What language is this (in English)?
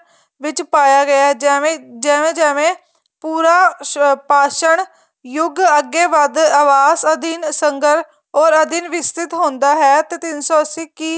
Punjabi